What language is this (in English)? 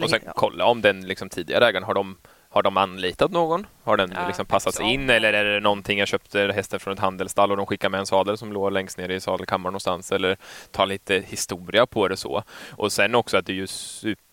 Swedish